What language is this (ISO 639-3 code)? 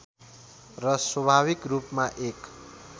nep